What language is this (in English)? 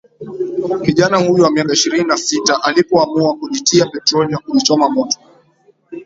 Swahili